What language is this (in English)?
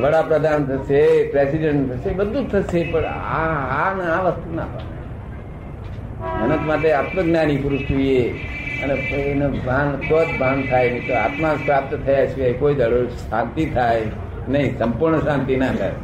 Gujarati